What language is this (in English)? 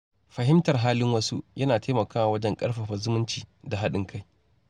Hausa